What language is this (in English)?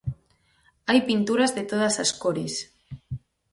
Galician